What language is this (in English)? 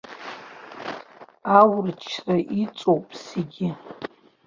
Abkhazian